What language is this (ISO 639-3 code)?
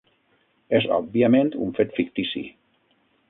cat